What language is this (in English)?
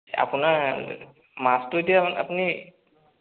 Assamese